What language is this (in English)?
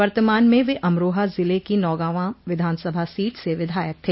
Hindi